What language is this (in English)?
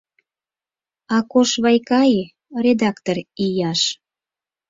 Mari